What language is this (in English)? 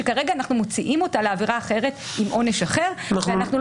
Hebrew